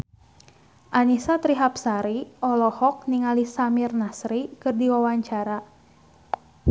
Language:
Sundanese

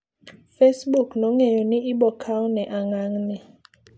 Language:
Luo (Kenya and Tanzania)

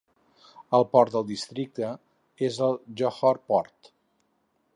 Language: Catalan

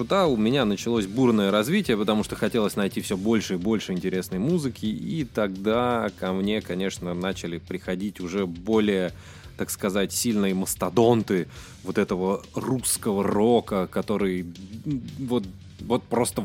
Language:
Russian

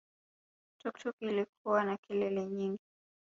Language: Swahili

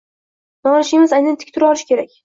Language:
Uzbek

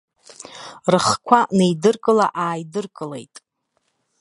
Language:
Abkhazian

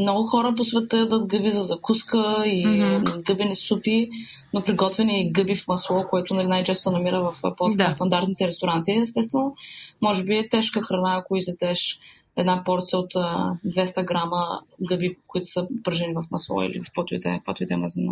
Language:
Bulgarian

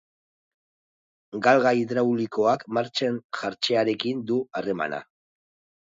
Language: Basque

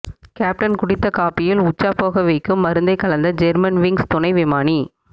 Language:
Tamil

